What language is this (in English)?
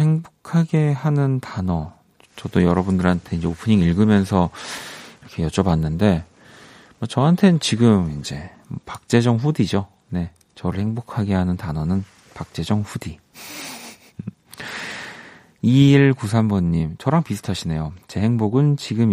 Korean